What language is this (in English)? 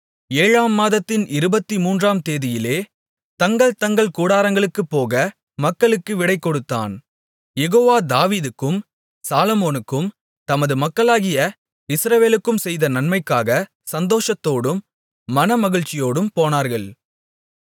Tamil